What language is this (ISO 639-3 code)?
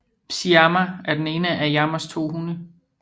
dan